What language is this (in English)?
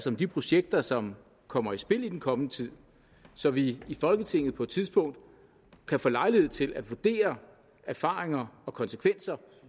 Danish